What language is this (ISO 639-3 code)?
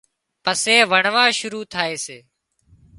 kxp